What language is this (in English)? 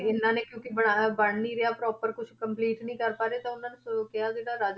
Punjabi